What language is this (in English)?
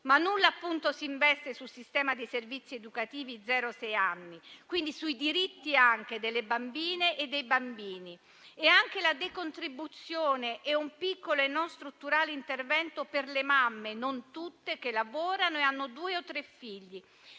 Italian